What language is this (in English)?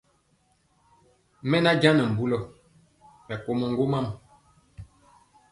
Mpiemo